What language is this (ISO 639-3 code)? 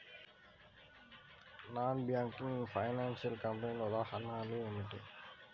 tel